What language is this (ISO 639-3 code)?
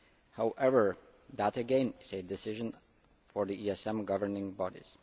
eng